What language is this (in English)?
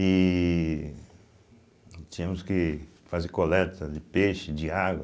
Portuguese